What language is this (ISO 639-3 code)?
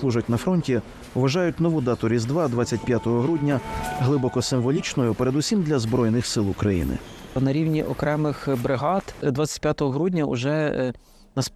ukr